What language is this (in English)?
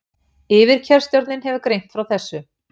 Icelandic